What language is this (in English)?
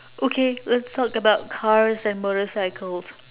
English